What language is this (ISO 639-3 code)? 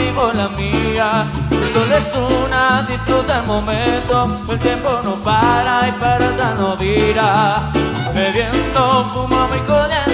spa